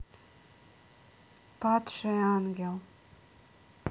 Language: Russian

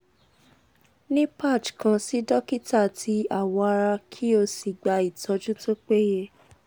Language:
Yoruba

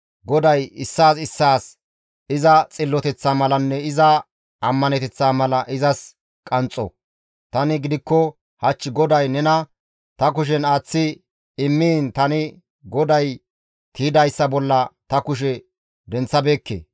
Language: Gamo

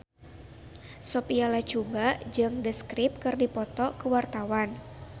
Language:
Sundanese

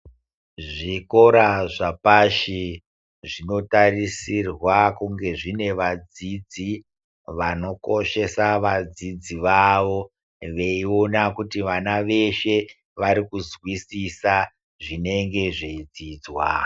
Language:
Ndau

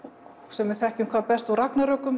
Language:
Icelandic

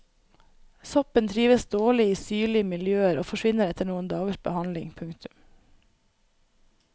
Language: Norwegian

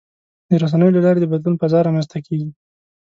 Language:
Pashto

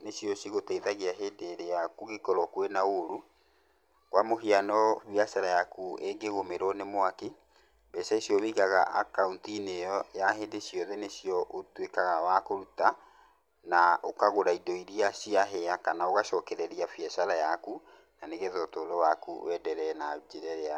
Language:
Kikuyu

